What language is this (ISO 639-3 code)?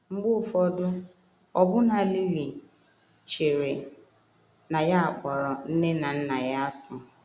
ibo